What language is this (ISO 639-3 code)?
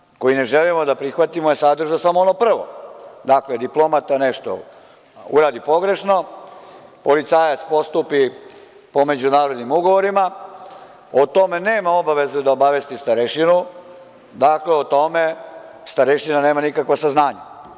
srp